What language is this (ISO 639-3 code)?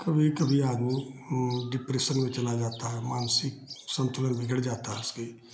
hin